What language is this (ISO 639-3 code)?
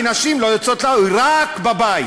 heb